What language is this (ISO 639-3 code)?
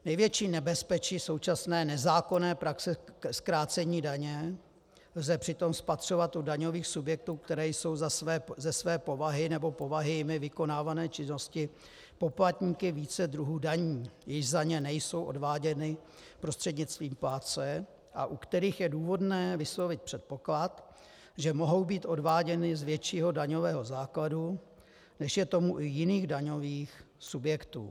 ces